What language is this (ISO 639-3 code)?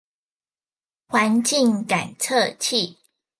zho